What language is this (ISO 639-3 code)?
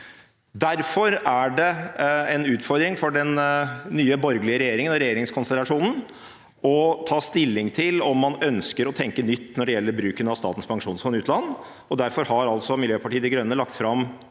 nor